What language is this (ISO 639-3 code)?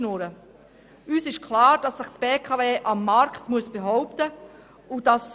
gsw